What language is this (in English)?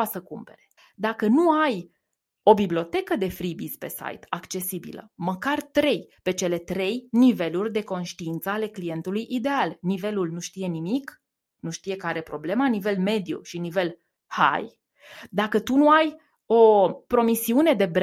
Romanian